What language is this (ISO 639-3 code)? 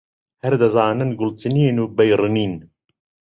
ckb